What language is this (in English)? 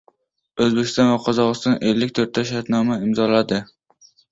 Uzbek